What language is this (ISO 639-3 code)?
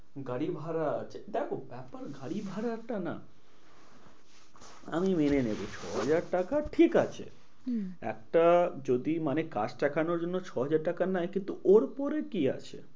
ben